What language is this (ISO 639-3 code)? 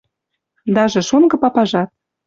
mrj